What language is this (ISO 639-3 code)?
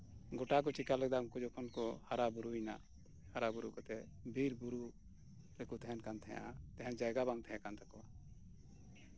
sat